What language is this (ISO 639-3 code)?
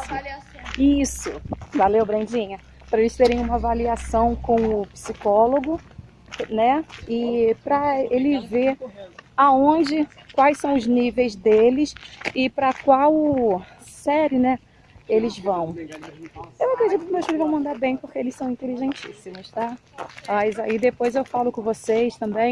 por